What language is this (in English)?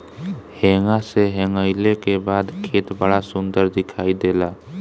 Bhojpuri